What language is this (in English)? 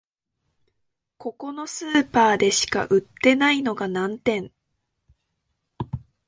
Japanese